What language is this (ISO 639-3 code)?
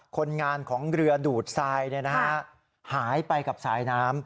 tha